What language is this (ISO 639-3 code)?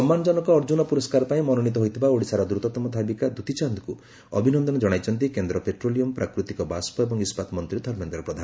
ori